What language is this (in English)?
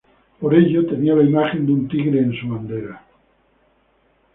Spanish